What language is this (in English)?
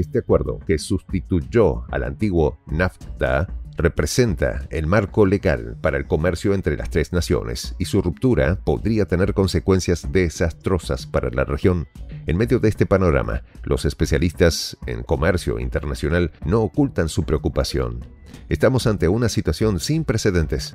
Spanish